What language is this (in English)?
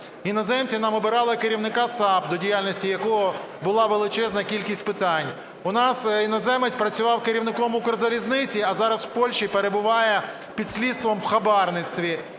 Ukrainian